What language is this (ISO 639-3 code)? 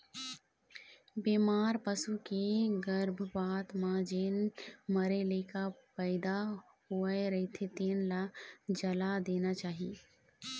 hne